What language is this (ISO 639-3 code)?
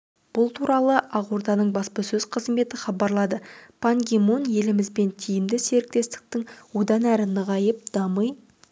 kaz